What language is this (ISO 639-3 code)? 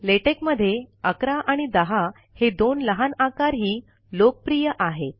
mar